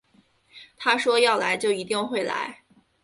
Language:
Chinese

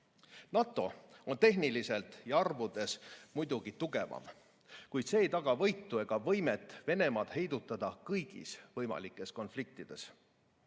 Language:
Estonian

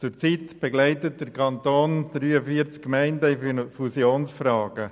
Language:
Swiss German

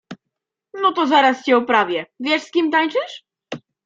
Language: Polish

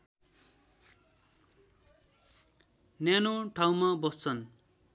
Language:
Nepali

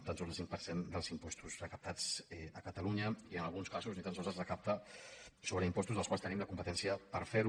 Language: Catalan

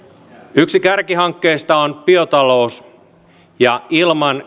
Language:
Finnish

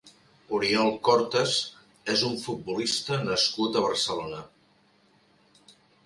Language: Catalan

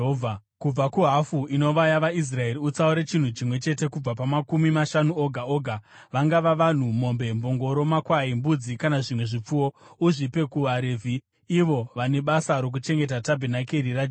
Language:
Shona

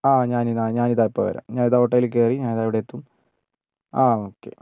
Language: Malayalam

